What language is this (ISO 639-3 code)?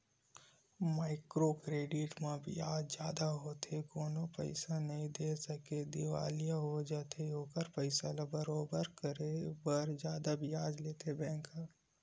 hne